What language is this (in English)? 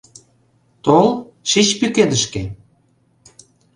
Mari